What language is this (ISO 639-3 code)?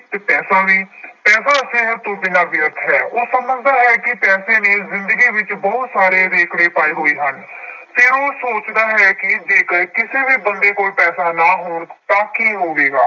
pan